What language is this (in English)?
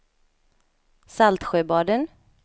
Swedish